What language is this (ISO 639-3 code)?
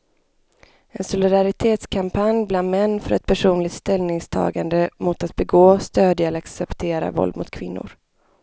swe